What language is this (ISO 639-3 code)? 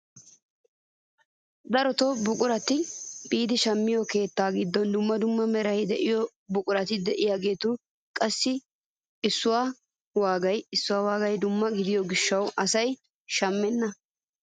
wal